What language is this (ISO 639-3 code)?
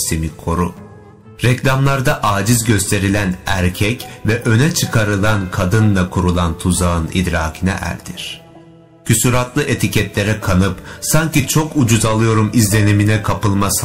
tur